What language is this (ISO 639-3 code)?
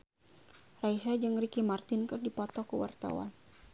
sun